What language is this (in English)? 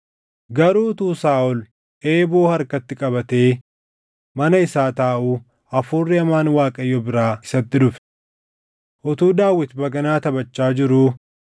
Oromo